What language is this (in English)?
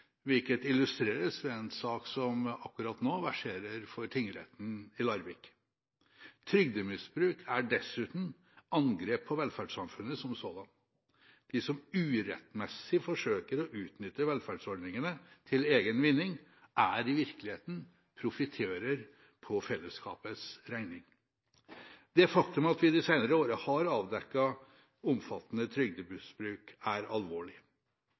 Norwegian Bokmål